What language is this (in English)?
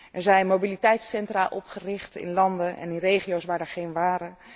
Dutch